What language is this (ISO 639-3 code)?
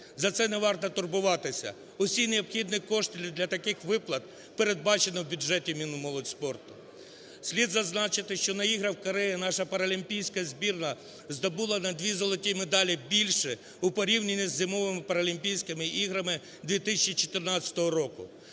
ukr